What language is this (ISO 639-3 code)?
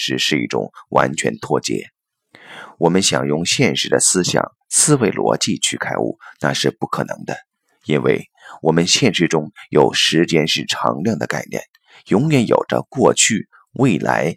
zho